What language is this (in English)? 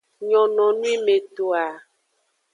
Aja (Benin)